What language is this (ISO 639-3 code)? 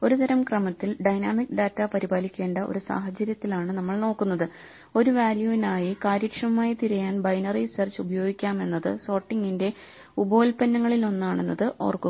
mal